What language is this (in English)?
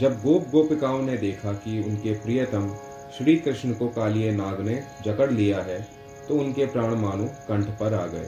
Hindi